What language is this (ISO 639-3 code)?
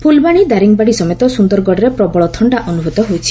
ori